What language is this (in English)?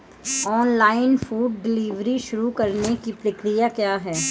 Hindi